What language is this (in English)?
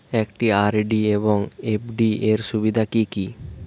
Bangla